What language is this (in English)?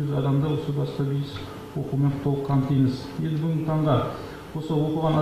Russian